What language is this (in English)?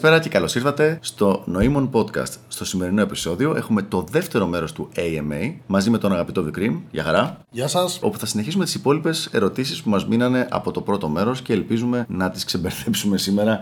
Greek